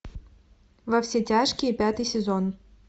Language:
Russian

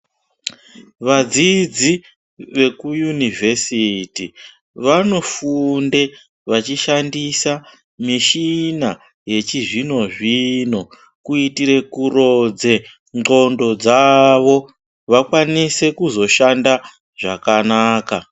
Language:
Ndau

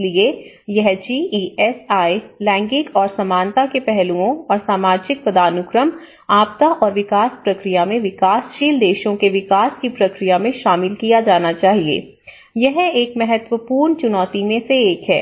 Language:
Hindi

